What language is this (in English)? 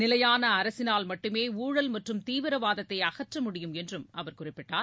Tamil